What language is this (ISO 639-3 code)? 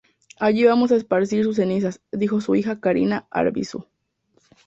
spa